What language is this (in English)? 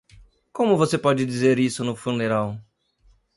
Portuguese